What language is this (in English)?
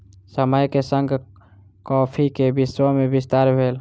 Maithili